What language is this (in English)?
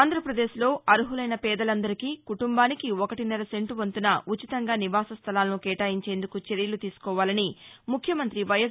Telugu